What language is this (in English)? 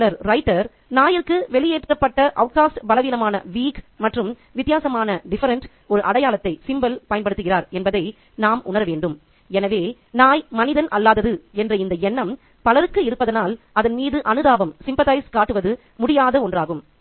Tamil